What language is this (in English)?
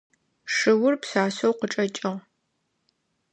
Adyghe